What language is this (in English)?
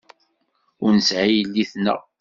Kabyle